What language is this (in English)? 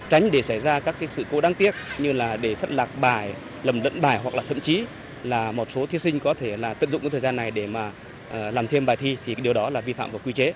Vietnamese